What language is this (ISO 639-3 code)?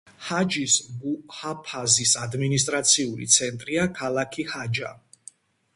kat